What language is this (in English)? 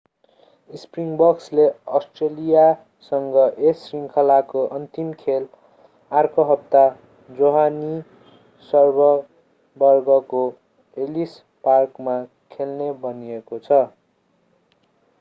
Nepali